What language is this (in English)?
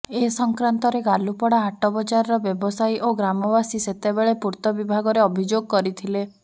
Odia